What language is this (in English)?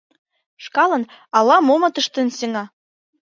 Mari